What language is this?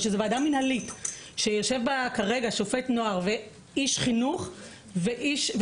Hebrew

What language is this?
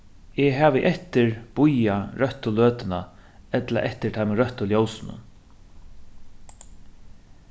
Faroese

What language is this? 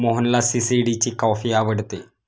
Marathi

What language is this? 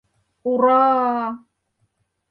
Mari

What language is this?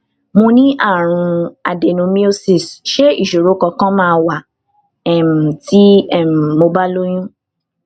Yoruba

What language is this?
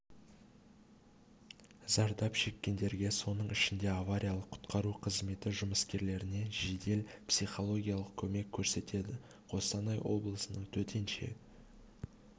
Kazakh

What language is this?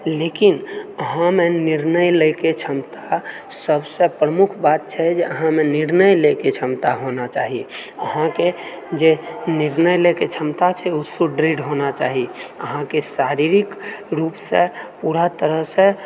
Maithili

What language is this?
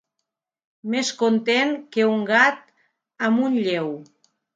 Catalan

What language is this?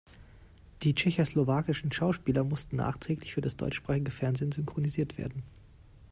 German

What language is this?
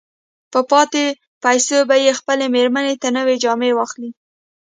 Pashto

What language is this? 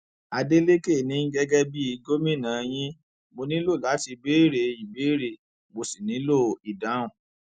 Yoruba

